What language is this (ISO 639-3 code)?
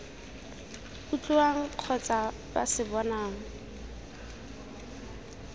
tsn